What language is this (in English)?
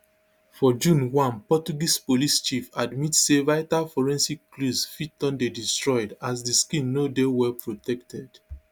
Nigerian Pidgin